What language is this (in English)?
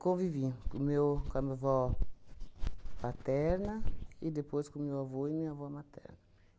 Portuguese